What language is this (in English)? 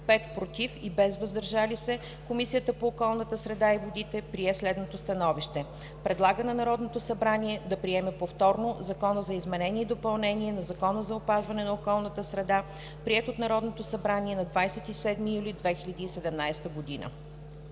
Bulgarian